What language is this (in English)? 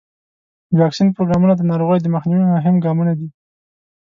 Pashto